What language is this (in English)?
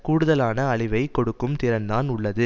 Tamil